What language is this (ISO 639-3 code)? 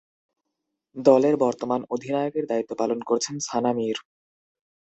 ben